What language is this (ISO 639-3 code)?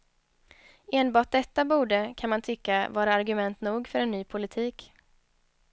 swe